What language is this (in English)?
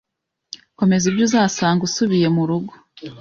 Kinyarwanda